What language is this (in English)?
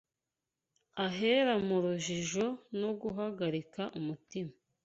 Kinyarwanda